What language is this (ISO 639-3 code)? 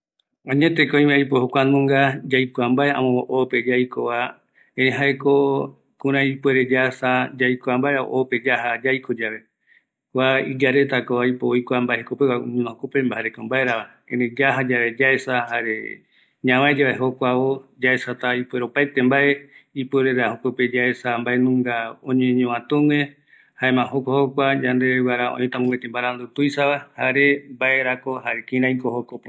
gui